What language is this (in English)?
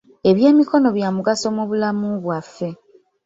Ganda